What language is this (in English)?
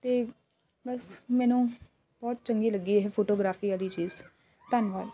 Punjabi